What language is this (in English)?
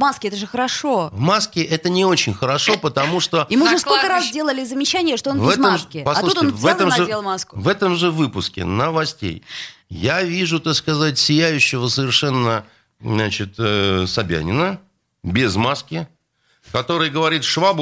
Russian